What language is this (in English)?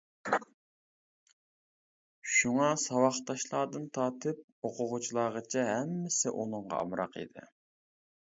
Uyghur